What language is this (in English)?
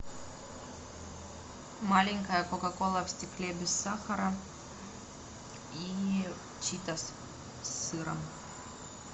Russian